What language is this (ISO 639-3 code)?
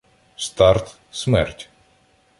ukr